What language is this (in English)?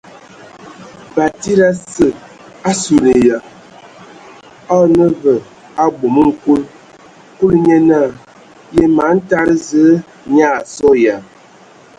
Ewondo